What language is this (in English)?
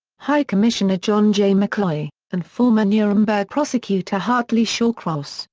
English